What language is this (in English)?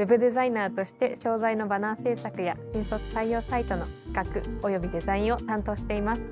Japanese